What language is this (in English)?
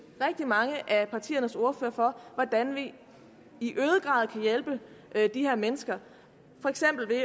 Danish